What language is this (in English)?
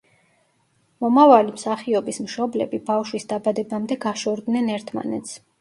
Georgian